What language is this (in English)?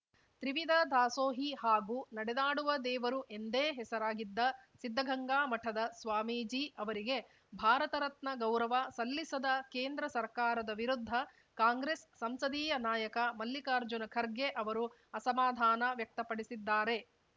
Kannada